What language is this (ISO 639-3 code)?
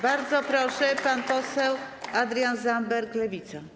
pol